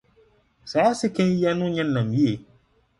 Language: Akan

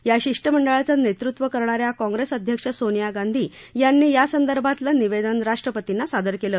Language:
Marathi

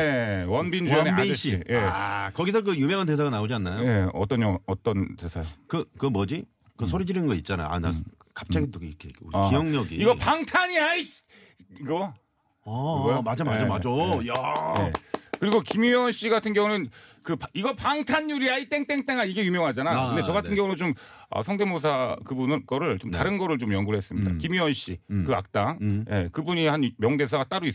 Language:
Korean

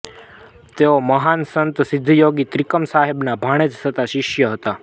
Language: Gujarati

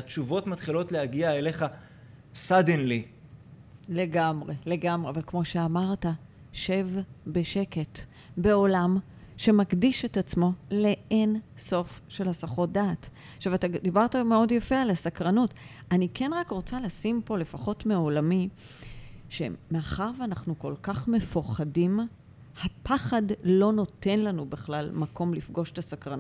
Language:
Hebrew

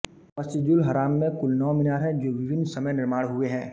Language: Hindi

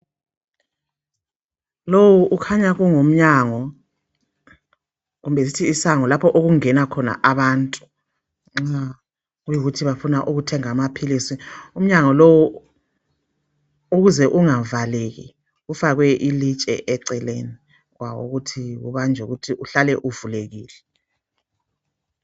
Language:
North Ndebele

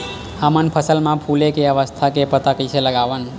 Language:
Chhattisgarhi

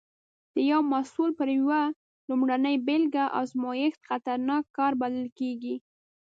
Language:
Pashto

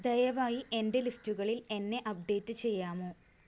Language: Malayalam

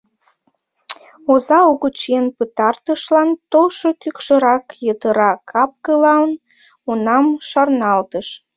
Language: Mari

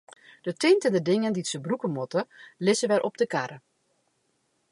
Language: Western Frisian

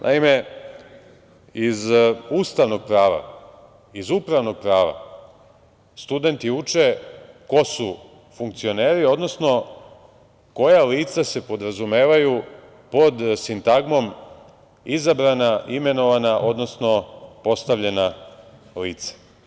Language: Serbian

